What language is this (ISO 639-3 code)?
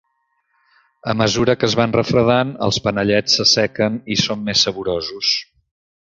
cat